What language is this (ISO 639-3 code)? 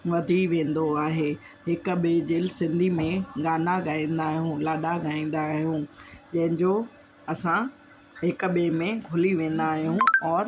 snd